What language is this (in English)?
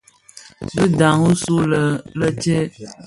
Bafia